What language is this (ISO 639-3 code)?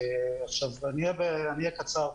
heb